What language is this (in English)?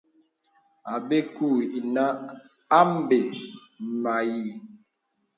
Bebele